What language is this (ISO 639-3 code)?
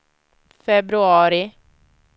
swe